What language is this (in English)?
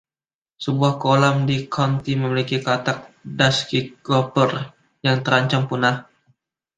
Indonesian